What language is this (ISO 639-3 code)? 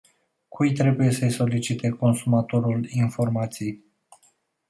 ron